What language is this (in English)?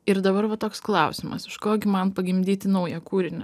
Lithuanian